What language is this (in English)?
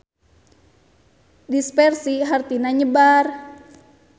Sundanese